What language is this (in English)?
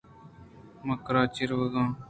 Eastern Balochi